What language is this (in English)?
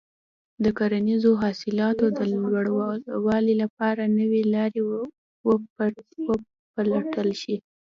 Pashto